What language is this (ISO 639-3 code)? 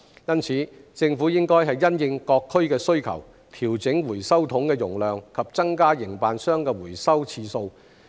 yue